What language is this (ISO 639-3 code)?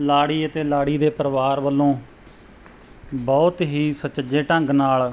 pan